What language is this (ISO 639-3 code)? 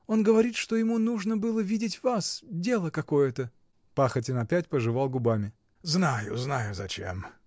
rus